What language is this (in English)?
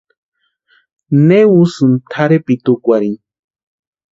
Western Highland Purepecha